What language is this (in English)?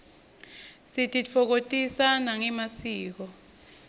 Swati